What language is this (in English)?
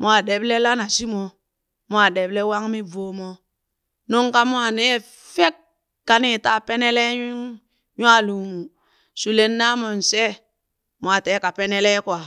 Burak